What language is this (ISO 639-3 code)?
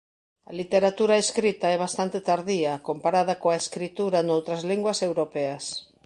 glg